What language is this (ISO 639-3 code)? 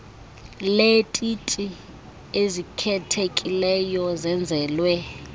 xho